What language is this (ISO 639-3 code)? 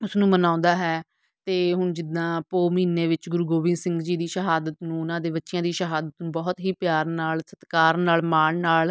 pan